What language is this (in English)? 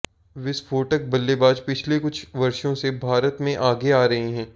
Hindi